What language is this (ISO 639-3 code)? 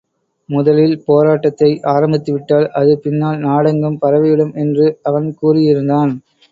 tam